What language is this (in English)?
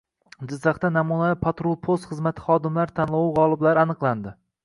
Uzbek